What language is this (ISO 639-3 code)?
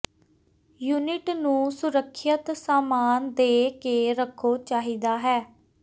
pan